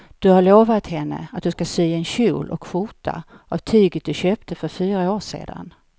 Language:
Swedish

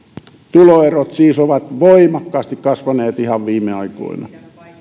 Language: Finnish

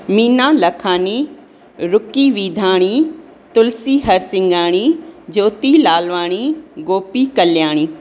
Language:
Sindhi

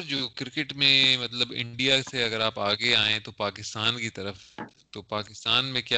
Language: Urdu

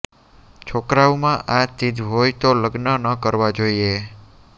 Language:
Gujarati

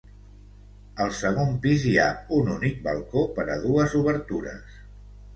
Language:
Catalan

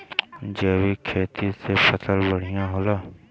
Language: Bhojpuri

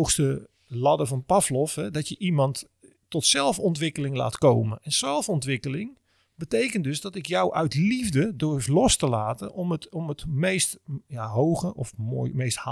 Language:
Dutch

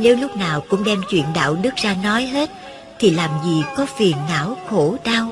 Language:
Vietnamese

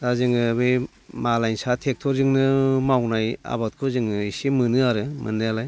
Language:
Bodo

